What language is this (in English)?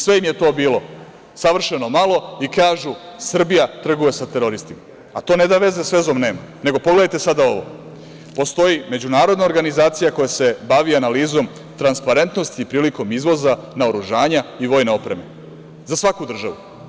Serbian